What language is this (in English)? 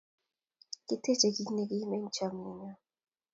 Kalenjin